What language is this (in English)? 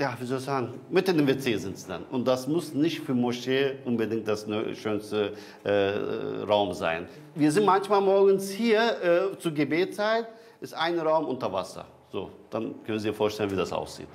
German